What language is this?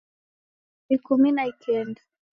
Taita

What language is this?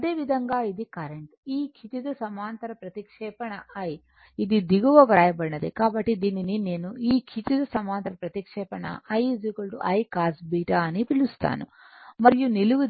Telugu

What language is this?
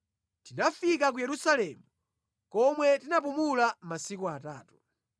Nyanja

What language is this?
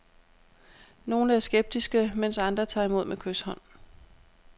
Danish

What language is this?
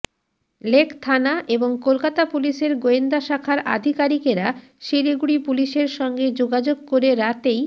Bangla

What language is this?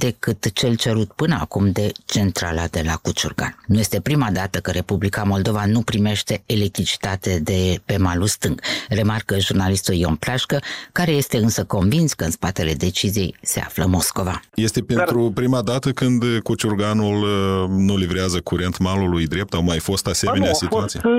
Romanian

